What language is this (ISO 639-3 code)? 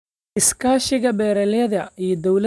som